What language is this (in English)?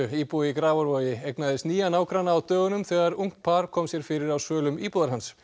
Icelandic